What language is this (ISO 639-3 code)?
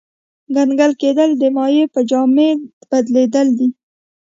pus